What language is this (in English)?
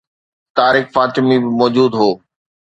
Sindhi